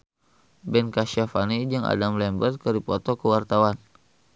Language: Sundanese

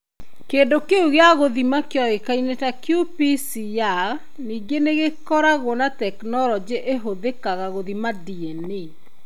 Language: Kikuyu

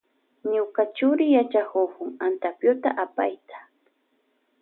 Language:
Loja Highland Quichua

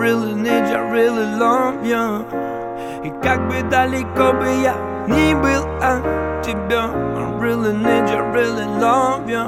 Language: Russian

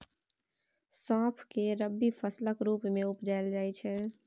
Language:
Maithili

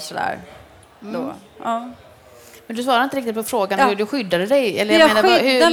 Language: Swedish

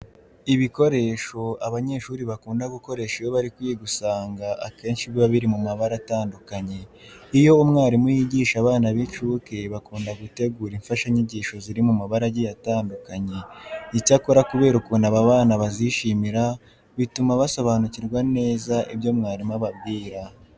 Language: Kinyarwanda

